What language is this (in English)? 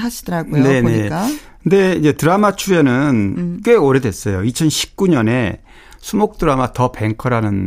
Korean